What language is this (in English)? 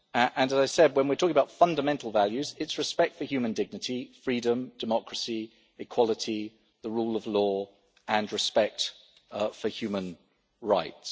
English